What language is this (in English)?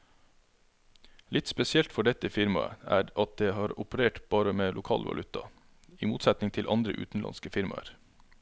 Norwegian